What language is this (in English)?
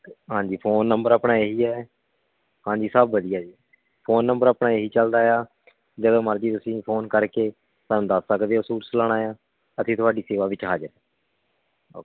Punjabi